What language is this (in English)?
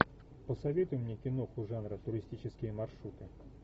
Russian